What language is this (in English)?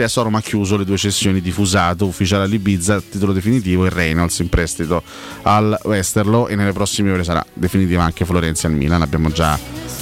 Italian